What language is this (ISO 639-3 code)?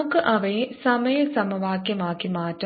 mal